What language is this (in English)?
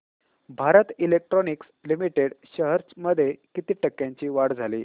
Marathi